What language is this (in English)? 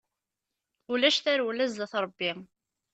Kabyle